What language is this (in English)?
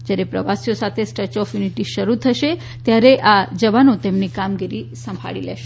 Gujarati